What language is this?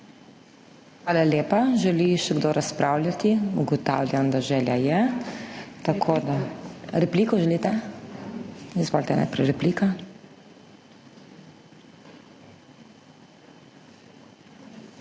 Slovenian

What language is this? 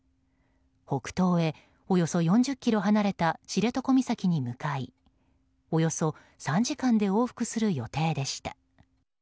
Japanese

